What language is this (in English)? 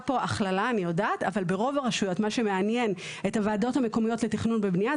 Hebrew